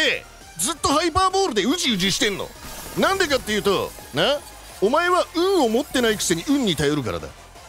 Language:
Japanese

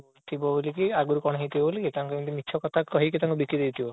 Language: Odia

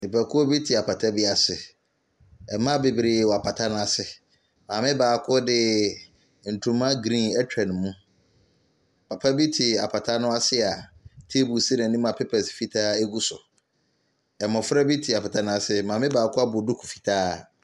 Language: Akan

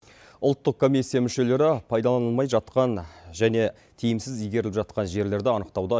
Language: Kazakh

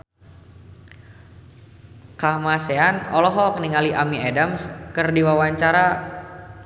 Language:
Sundanese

